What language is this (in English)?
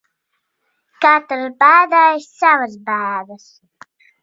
Latvian